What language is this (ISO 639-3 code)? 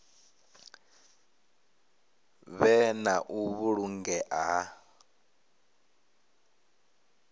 ven